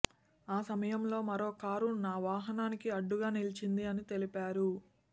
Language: Telugu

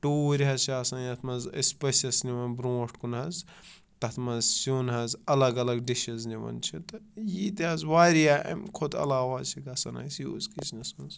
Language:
Kashmiri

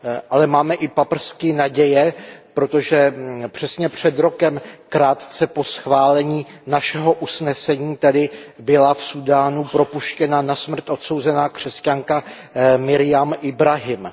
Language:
Czech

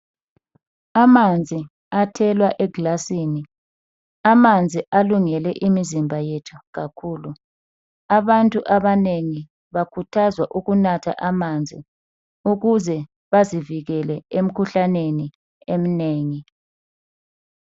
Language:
North Ndebele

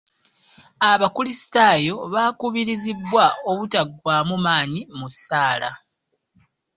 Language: Ganda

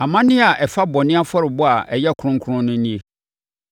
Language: Akan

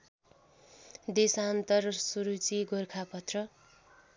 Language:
Nepali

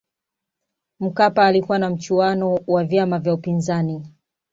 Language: Swahili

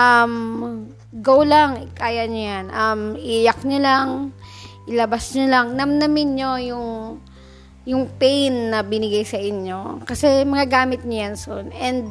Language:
Filipino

